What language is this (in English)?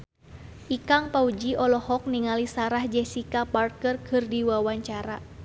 Sundanese